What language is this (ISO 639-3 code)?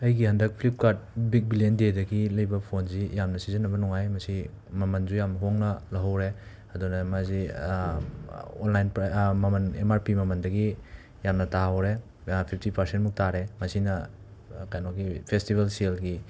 mni